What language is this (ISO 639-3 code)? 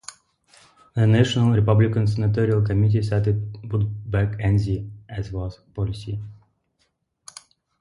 eng